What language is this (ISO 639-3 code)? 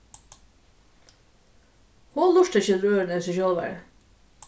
fao